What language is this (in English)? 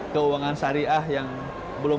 Indonesian